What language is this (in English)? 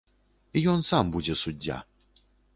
Belarusian